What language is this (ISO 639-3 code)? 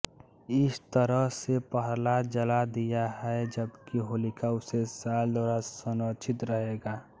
hin